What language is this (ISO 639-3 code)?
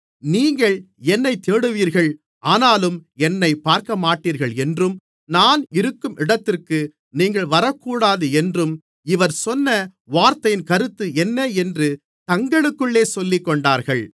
tam